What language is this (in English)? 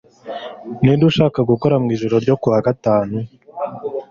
Kinyarwanda